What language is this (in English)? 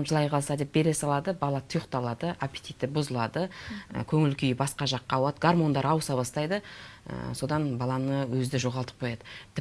Turkish